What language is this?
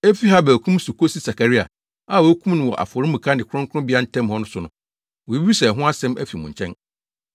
Akan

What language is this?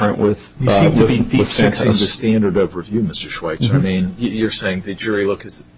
English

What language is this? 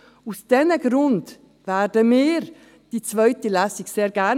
Swiss German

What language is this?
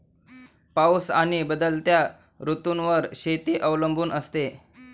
Marathi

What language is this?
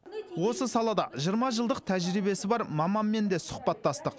Kazakh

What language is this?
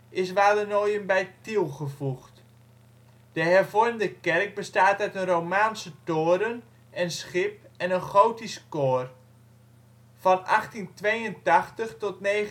Dutch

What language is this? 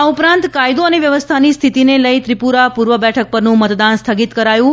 Gujarati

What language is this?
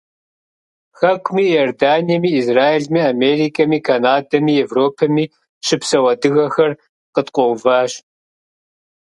Kabardian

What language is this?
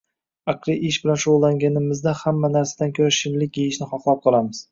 Uzbek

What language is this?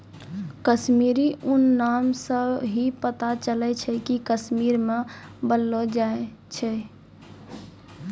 Maithili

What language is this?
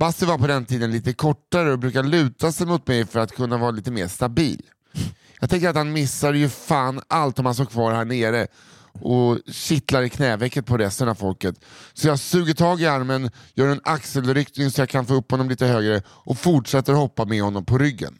Swedish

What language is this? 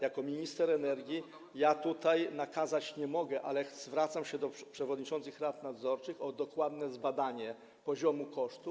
Polish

